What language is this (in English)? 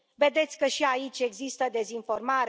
Romanian